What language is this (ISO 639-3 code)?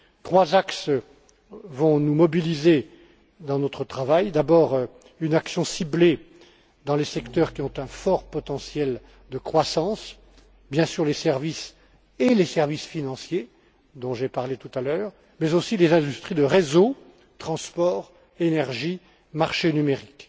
fra